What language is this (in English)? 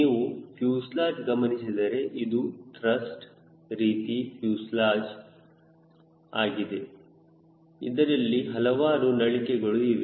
Kannada